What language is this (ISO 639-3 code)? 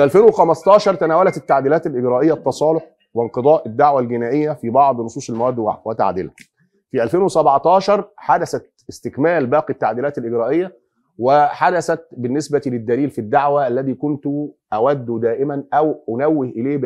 ara